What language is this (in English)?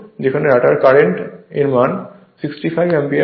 Bangla